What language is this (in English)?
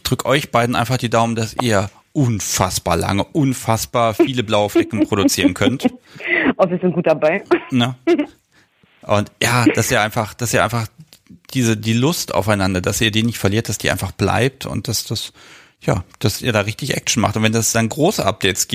German